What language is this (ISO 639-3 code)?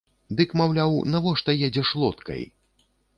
bel